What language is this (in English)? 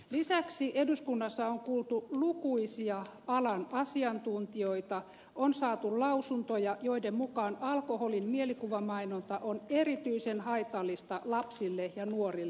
Finnish